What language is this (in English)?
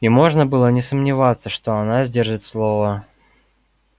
Russian